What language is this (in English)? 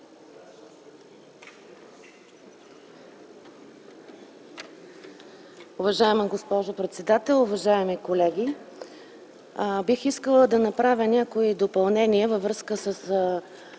Bulgarian